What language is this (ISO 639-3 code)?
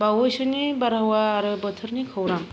brx